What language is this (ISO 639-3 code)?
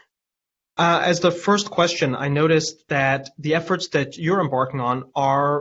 eng